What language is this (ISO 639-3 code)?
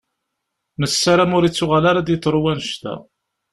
kab